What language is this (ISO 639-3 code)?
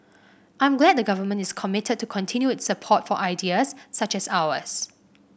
eng